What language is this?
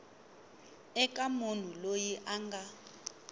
Tsonga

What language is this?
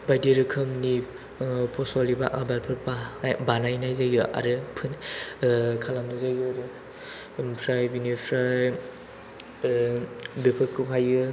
Bodo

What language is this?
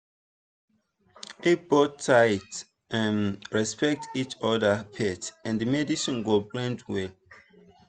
Nigerian Pidgin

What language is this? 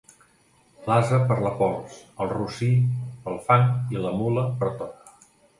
Catalan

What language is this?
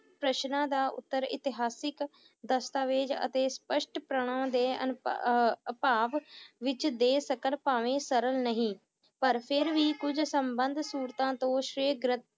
Punjabi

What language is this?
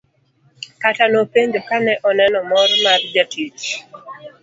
Luo (Kenya and Tanzania)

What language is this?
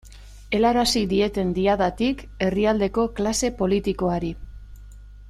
Basque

